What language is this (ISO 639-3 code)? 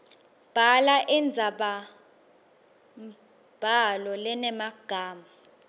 ssw